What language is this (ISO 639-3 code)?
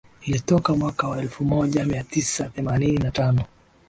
swa